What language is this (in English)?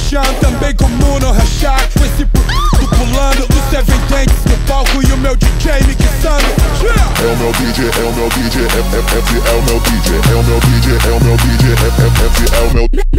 Polish